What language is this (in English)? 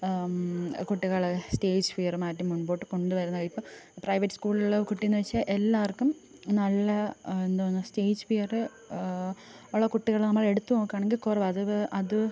Malayalam